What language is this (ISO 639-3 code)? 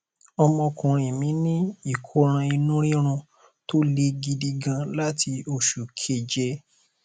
yor